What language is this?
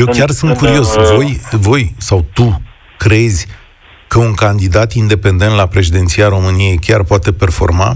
Romanian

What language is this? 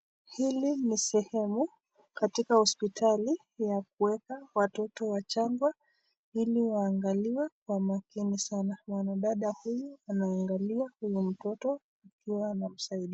Swahili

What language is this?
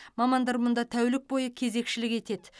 Kazakh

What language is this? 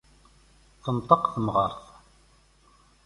Kabyle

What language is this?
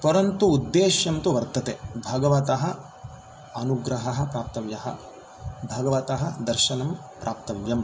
Sanskrit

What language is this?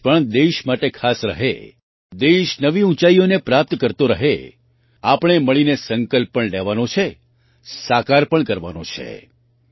Gujarati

